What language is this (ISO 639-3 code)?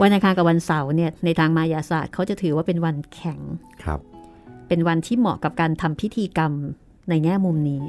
tha